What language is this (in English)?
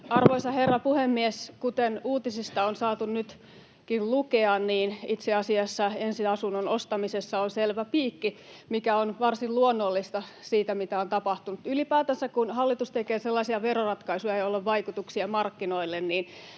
Finnish